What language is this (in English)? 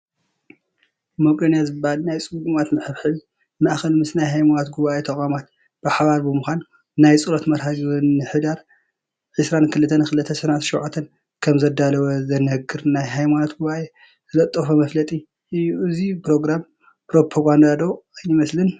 Tigrinya